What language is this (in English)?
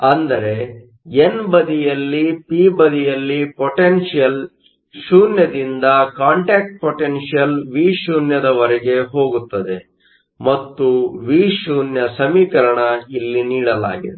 Kannada